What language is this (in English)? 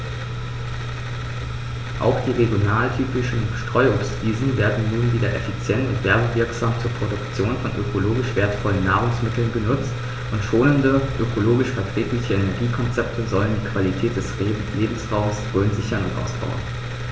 German